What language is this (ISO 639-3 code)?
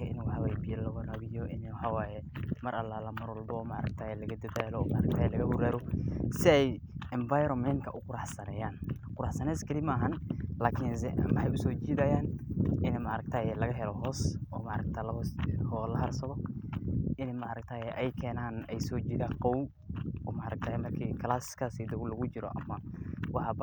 som